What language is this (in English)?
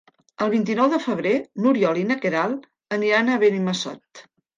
Catalan